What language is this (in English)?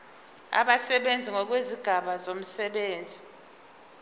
Zulu